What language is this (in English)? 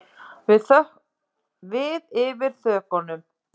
Icelandic